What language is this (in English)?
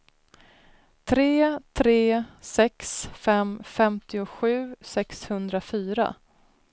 Swedish